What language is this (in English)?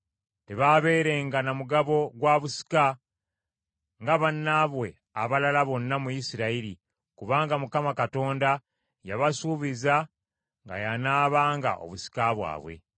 Ganda